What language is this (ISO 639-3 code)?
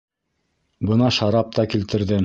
bak